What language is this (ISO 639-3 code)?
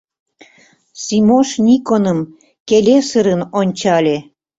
chm